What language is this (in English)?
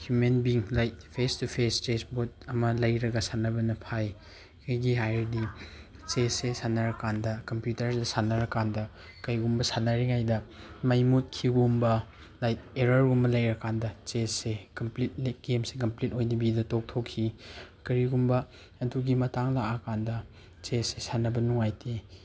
Manipuri